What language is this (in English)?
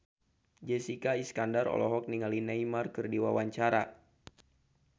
Sundanese